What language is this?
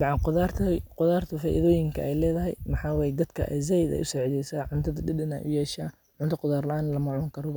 Somali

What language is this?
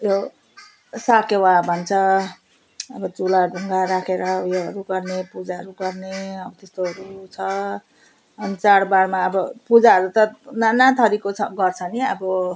Nepali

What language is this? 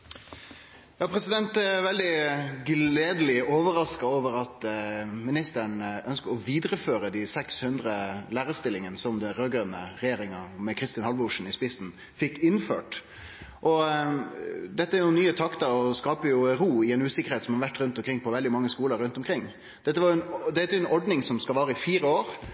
Norwegian Nynorsk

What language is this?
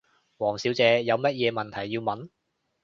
Cantonese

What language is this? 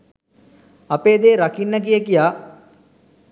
Sinhala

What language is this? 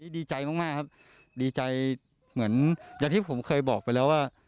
Thai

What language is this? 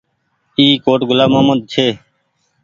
Goaria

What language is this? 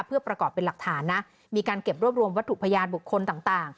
Thai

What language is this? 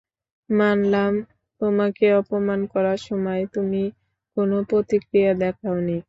Bangla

